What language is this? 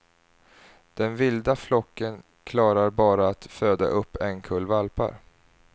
Swedish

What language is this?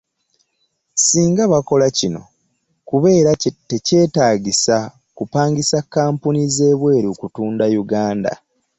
Ganda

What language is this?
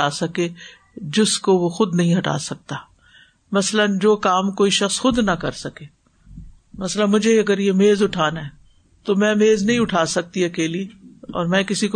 Urdu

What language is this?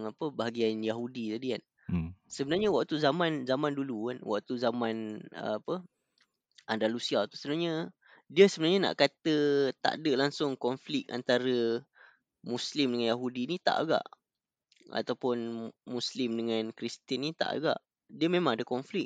Malay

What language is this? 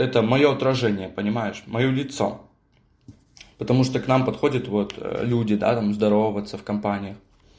Russian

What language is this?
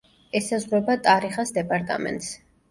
Georgian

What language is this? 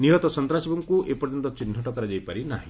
Odia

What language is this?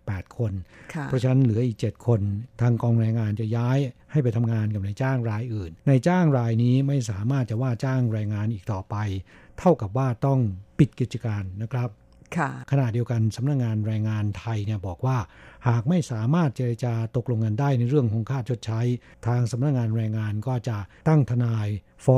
Thai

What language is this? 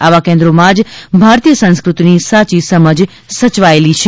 Gujarati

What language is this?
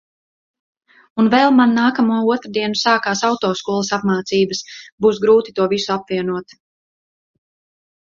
Latvian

